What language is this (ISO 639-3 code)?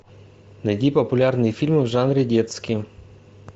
rus